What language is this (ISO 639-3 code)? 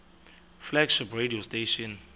xho